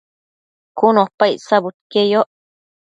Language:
Matsés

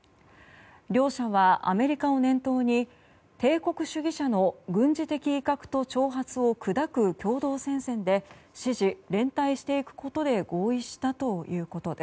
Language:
Japanese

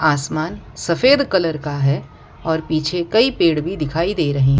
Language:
Hindi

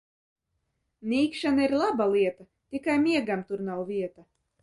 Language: Latvian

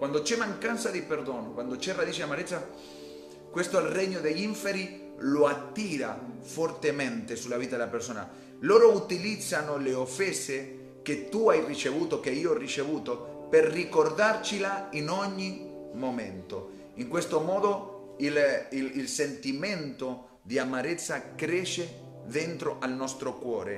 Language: Italian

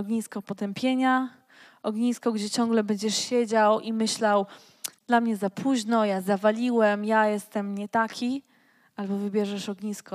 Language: Polish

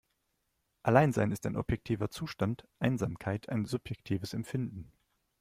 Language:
German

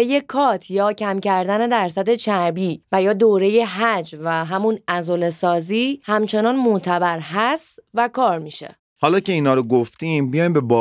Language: Persian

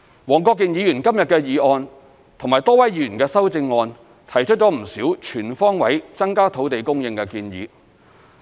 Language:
Cantonese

